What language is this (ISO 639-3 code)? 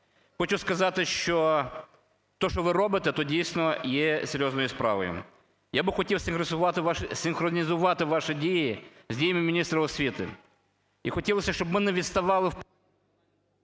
ukr